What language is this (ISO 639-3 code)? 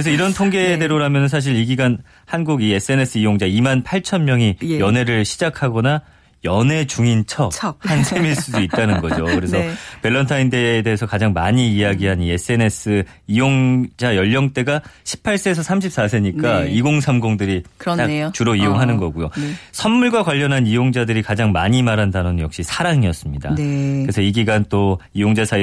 kor